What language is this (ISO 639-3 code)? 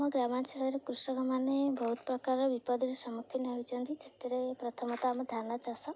ori